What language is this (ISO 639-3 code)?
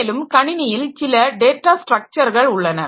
tam